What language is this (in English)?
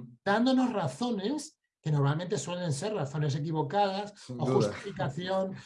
Spanish